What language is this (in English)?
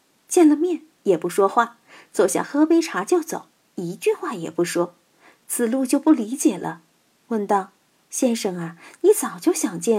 Chinese